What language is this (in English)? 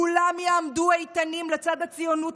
Hebrew